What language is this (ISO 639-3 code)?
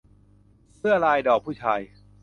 tha